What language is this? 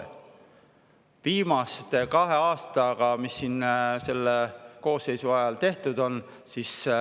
Estonian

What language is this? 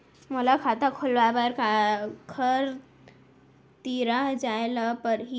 Chhattisgarhi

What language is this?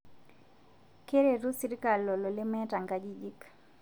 Masai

